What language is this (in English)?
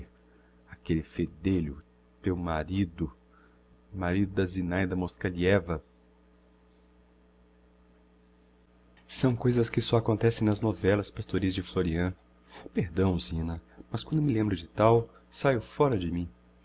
Portuguese